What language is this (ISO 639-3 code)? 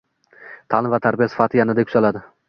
uzb